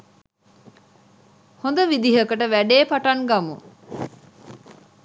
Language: Sinhala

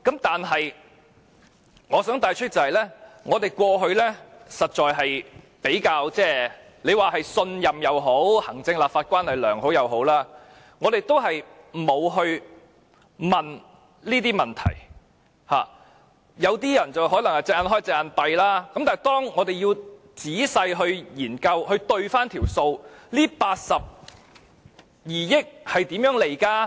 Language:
Cantonese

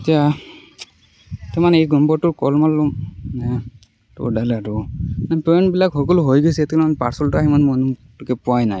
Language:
Assamese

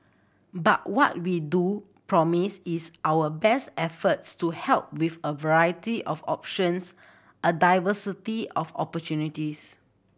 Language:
English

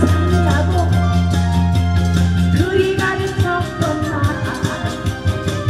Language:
Korean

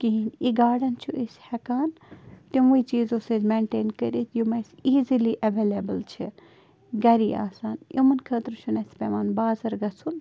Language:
Kashmiri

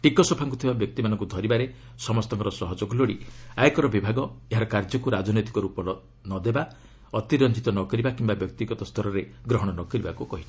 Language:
Odia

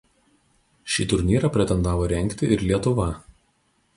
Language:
Lithuanian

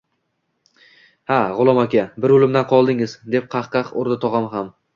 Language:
Uzbek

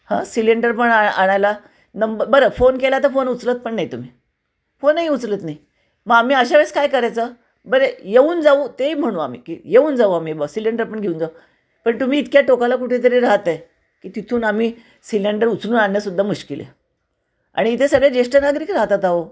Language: Marathi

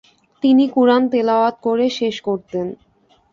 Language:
Bangla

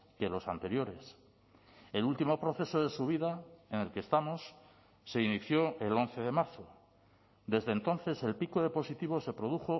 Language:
Spanish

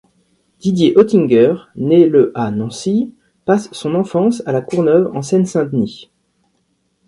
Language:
French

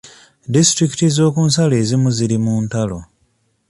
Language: Ganda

